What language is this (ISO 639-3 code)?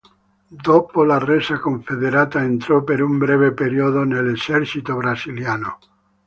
ita